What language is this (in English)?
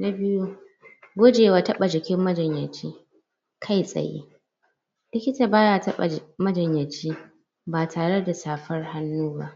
Hausa